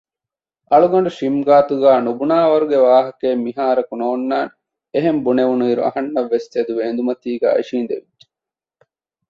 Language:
Divehi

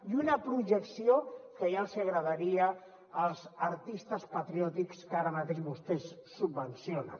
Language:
Catalan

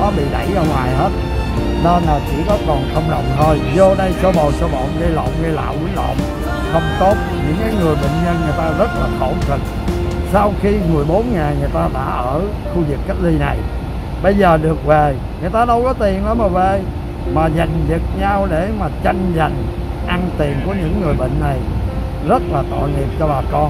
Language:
Vietnamese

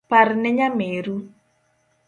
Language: Luo (Kenya and Tanzania)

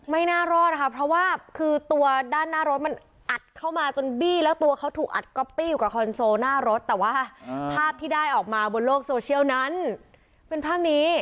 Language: Thai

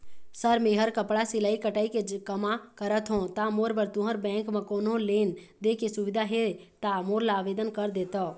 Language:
Chhattisgarhi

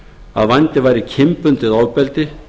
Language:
Icelandic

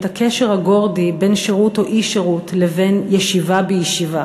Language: Hebrew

